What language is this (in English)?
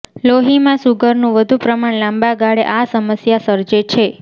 Gujarati